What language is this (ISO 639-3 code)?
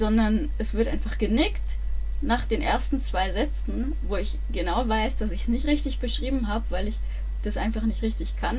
deu